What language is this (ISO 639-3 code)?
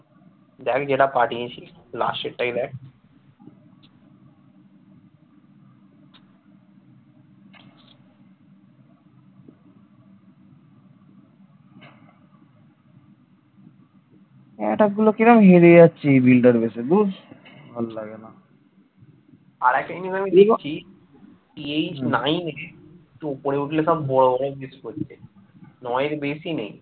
ben